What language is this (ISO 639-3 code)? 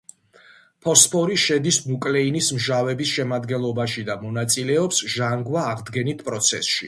kat